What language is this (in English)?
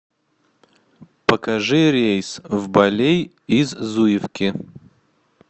Russian